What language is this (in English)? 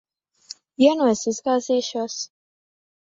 Latvian